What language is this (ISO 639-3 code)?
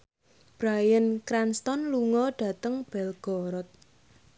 jav